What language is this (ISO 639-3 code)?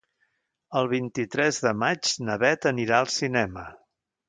cat